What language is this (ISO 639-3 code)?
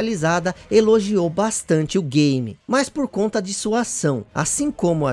por